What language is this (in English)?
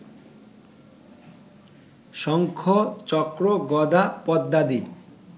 Bangla